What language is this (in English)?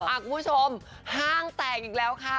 Thai